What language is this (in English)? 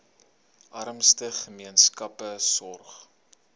Afrikaans